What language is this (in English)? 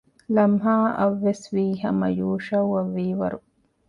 Divehi